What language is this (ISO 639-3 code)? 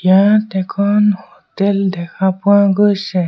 asm